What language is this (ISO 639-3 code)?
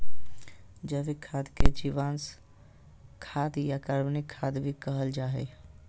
mag